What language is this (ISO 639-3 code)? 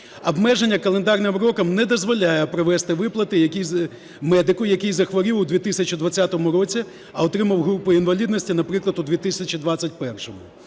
ukr